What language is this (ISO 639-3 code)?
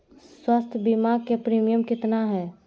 mag